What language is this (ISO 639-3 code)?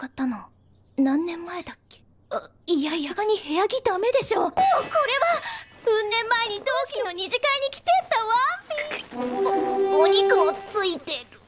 jpn